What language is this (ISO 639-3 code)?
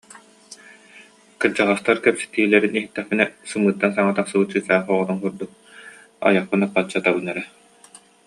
sah